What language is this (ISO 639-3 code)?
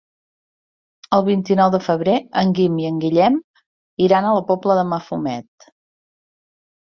cat